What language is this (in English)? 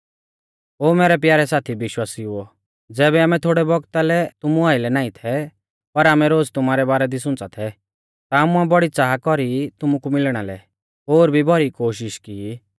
Mahasu Pahari